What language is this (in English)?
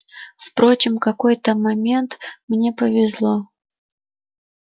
Russian